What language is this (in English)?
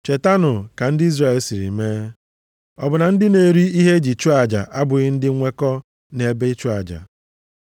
Igbo